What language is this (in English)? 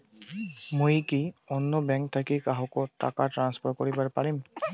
Bangla